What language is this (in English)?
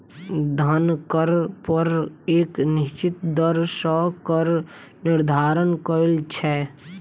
Maithili